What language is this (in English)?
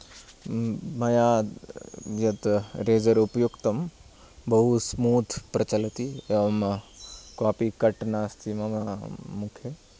Sanskrit